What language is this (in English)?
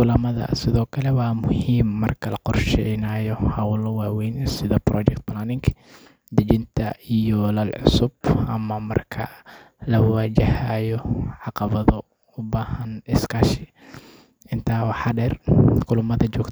Somali